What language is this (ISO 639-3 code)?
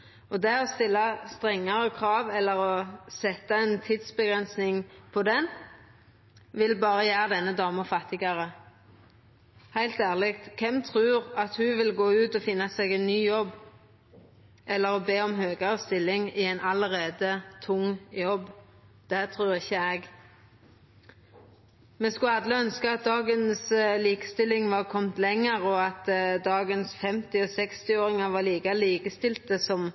nno